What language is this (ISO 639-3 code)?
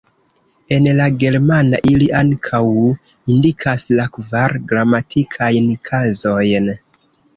epo